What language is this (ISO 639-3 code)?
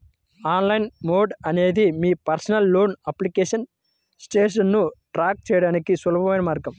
tel